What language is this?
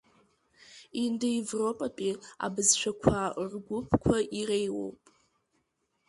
Abkhazian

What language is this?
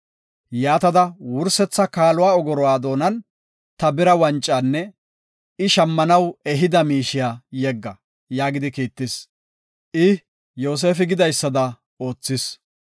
Gofa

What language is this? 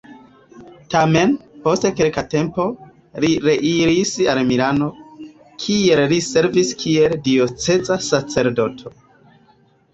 Esperanto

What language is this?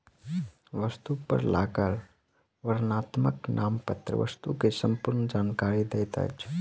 Maithili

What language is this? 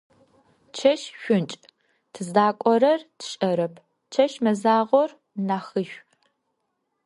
Adyghe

